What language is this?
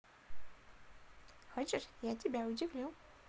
Russian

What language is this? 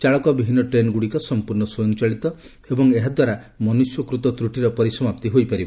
Odia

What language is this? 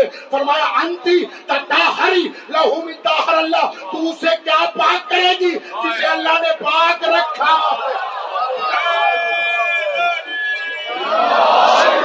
Urdu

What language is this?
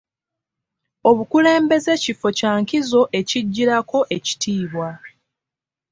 Ganda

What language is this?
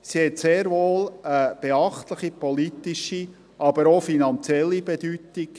Swiss German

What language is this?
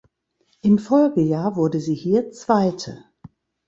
German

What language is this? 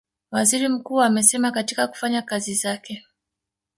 Swahili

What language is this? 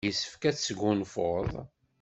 Kabyle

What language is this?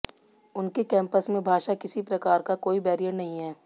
Hindi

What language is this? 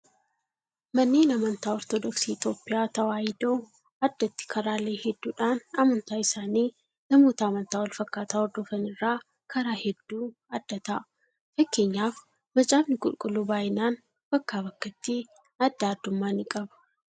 Oromo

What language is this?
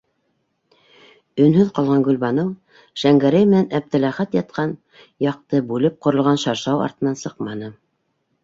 Bashkir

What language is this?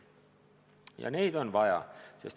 Estonian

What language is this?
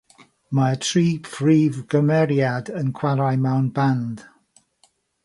Welsh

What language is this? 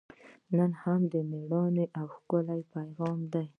Pashto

